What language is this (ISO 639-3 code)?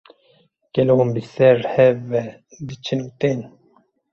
kur